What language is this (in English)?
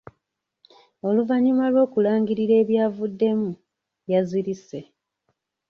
Ganda